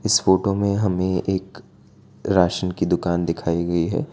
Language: Hindi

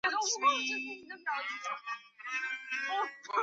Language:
Chinese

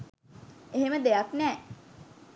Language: Sinhala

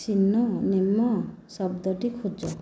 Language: Odia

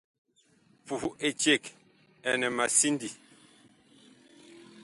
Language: Bakoko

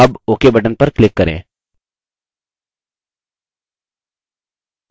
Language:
Hindi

